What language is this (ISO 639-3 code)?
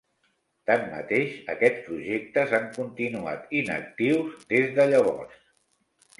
cat